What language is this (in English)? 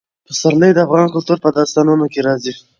Pashto